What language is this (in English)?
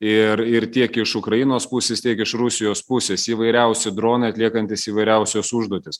Lithuanian